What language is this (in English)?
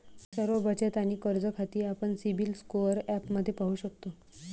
Marathi